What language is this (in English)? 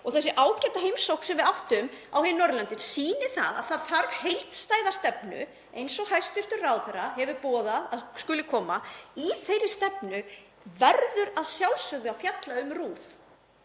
Icelandic